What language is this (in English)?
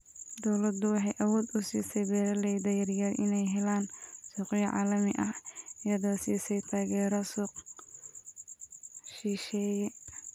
Somali